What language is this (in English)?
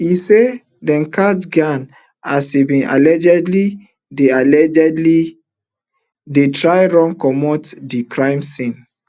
Nigerian Pidgin